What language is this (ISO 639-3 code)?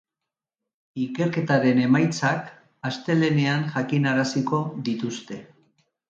eus